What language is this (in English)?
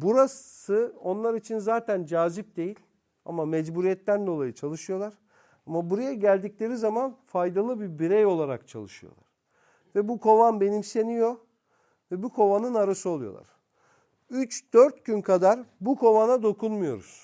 Turkish